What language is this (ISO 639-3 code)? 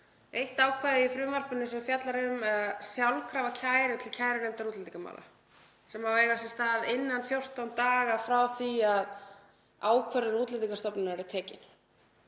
isl